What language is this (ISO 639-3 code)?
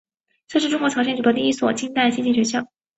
zho